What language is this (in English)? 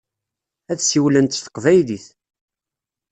Kabyle